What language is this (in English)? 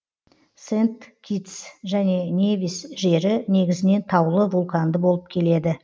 Kazakh